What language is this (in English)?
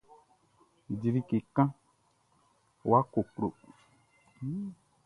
Baoulé